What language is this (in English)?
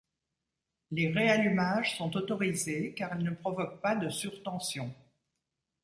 French